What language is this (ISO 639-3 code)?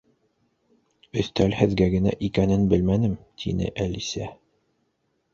bak